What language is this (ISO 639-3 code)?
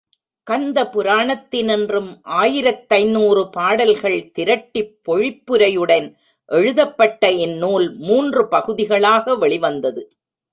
tam